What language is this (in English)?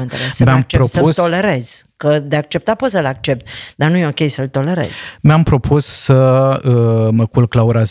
Romanian